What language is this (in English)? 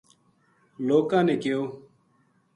Gujari